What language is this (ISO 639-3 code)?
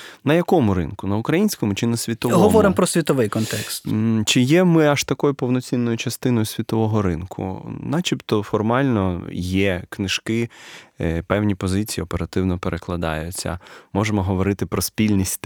ukr